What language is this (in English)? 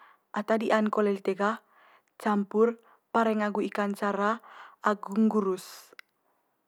Manggarai